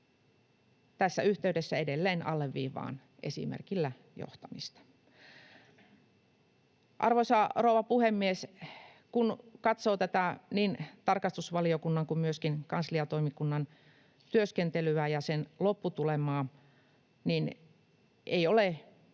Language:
Finnish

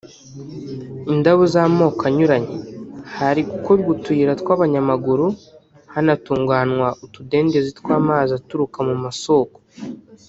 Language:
Kinyarwanda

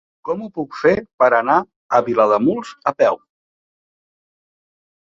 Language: Catalan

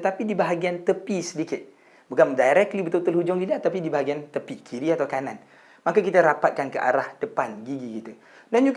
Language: Malay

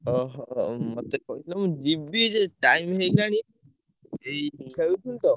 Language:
Odia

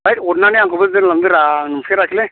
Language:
Bodo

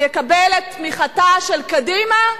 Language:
Hebrew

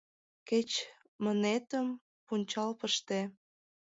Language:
Mari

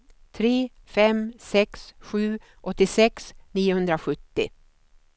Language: Swedish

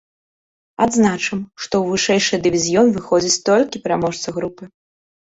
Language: Belarusian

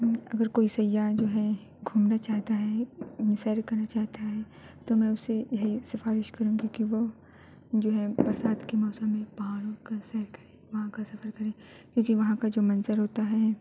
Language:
Urdu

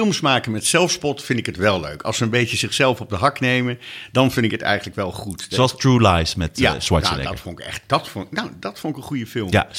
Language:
Dutch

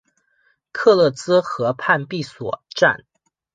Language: Chinese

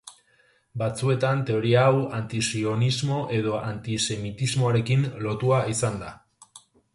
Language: Basque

